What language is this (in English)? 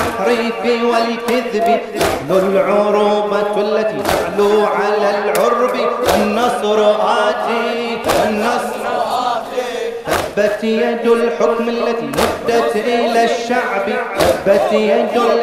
Arabic